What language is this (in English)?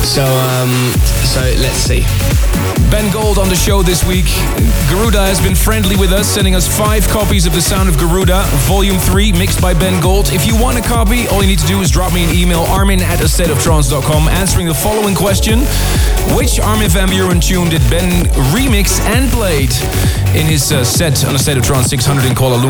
English